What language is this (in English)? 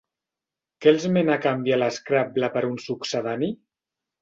Catalan